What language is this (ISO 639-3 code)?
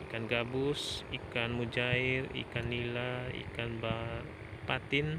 ind